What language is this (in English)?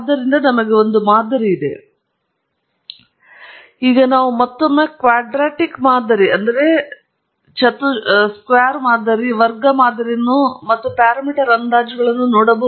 Kannada